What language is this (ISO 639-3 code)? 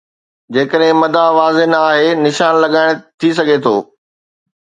snd